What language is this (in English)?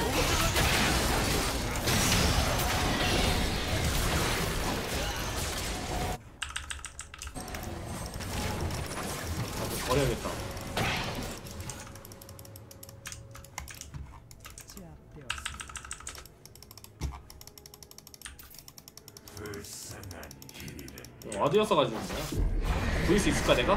Korean